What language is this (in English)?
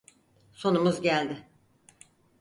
Turkish